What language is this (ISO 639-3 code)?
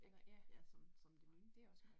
dan